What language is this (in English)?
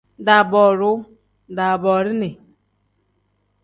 Tem